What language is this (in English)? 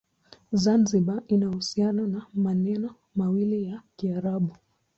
Swahili